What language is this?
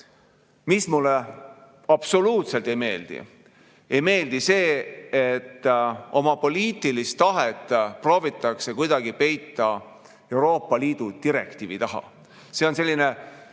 Estonian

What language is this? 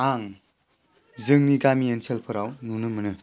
Bodo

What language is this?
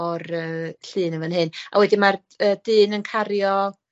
Welsh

